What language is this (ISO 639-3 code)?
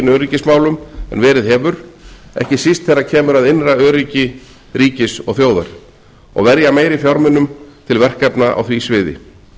isl